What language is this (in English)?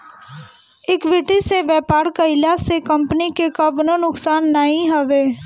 Bhojpuri